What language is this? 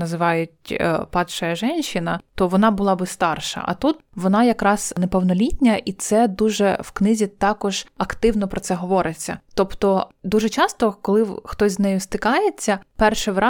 Ukrainian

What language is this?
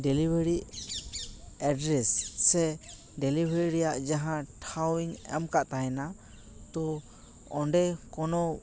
Santali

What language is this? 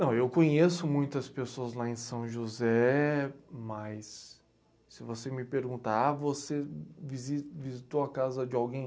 Portuguese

